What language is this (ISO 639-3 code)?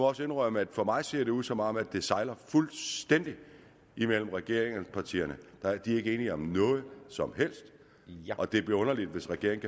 dan